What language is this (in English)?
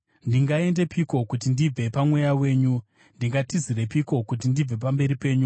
Shona